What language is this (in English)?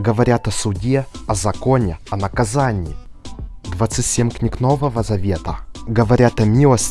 Russian